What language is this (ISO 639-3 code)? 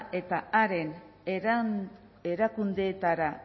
eus